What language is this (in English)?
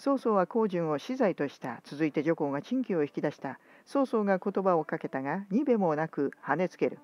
Japanese